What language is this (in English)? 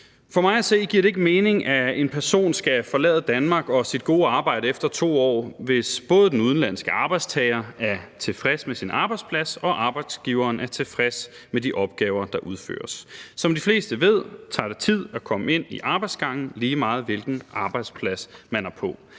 Danish